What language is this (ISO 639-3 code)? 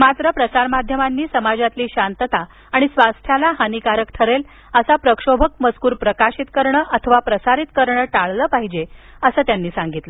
mar